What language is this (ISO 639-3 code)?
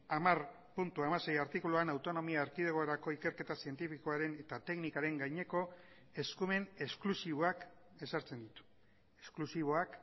eus